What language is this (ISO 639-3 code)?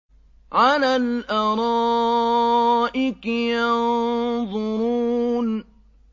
ara